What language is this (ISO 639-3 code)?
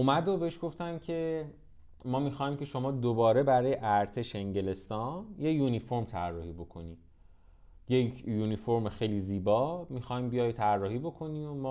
fas